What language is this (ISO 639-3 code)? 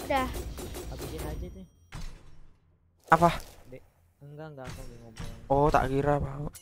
ind